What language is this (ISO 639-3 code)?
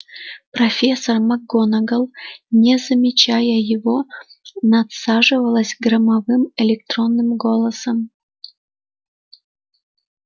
rus